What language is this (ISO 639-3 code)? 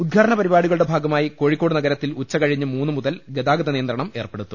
mal